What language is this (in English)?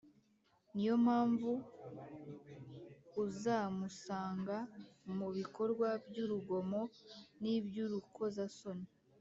Kinyarwanda